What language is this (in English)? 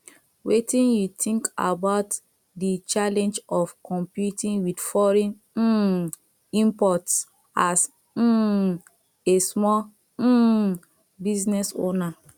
Nigerian Pidgin